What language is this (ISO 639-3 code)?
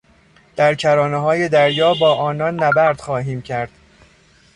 fas